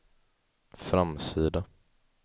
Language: Swedish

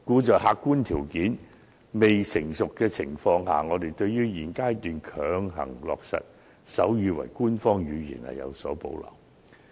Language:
Cantonese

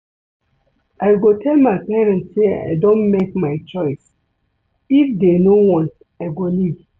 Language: Nigerian Pidgin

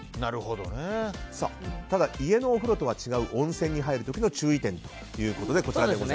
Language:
Japanese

